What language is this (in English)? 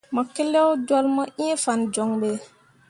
Mundang